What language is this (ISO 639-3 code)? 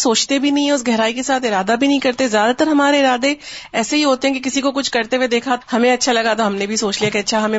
urd